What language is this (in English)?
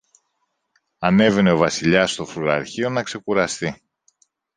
Greek